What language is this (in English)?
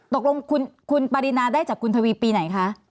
Thai